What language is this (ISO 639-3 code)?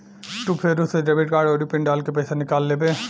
bho